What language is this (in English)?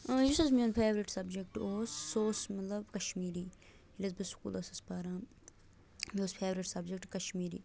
Kashmiri